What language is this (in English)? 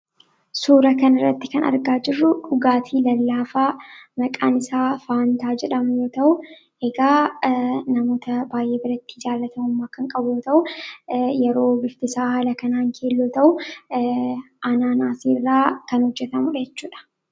Oromo